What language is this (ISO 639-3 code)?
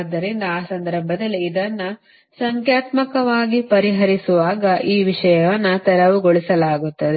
kan